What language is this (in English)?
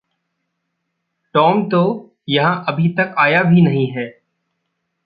Hindi